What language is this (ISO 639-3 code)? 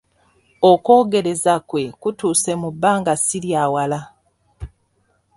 lug